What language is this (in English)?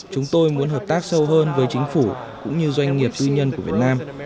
Vietnamese